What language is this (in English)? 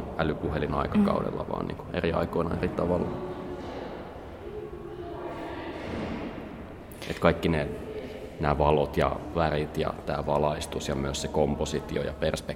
Finnish